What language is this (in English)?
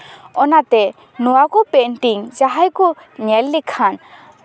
Santali